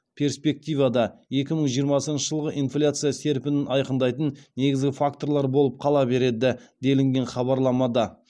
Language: Kazakh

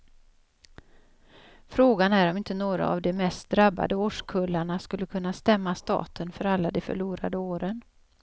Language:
Swedish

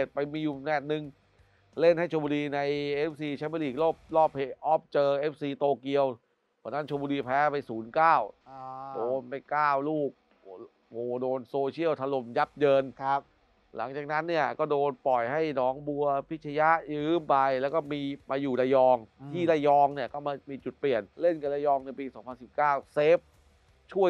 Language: Thai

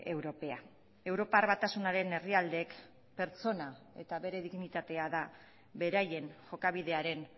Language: Basque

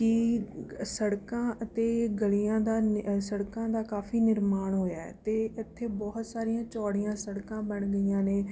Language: Punjabi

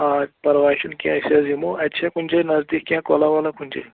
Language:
Kashmiri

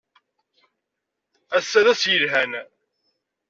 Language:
Kabyle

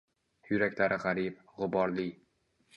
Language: Uzbek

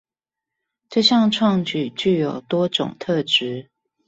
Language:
Chinese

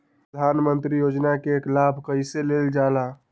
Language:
Magahi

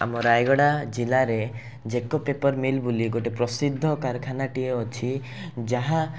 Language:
Odia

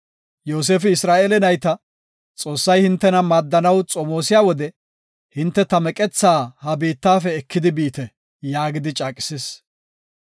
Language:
Gofa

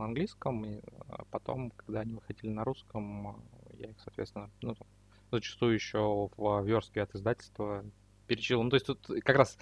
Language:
Russian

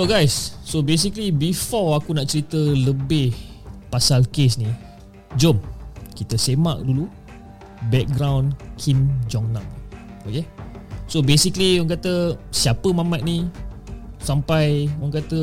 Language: Malay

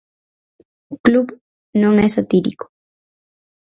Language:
Galician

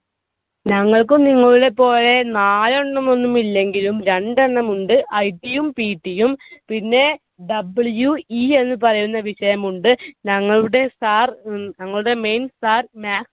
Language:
Malayalam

